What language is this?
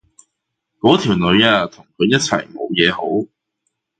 Cantonese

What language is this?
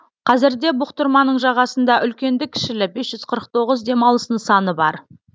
Kazakh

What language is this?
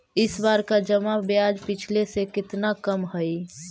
Magahi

